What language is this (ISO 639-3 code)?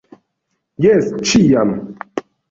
epo